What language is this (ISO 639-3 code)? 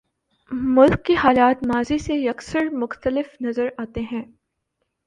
urd